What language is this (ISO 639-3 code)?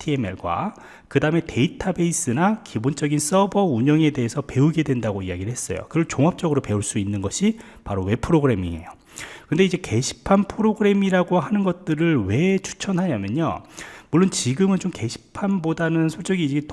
kor